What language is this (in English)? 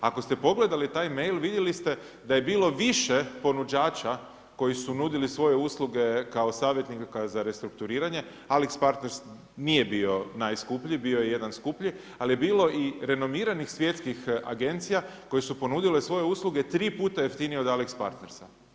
Croatian